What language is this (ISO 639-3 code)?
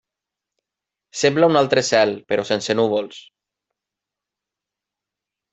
cat